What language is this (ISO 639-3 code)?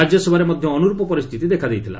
ori